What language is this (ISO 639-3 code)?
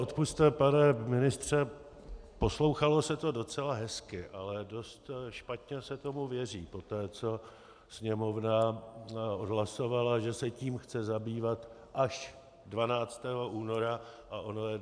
ces